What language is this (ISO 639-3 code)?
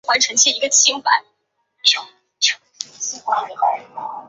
zho